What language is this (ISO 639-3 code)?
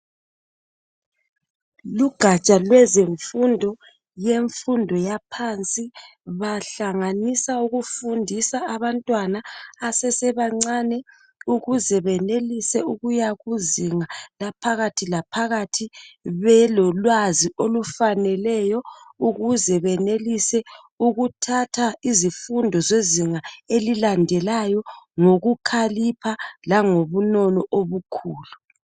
nde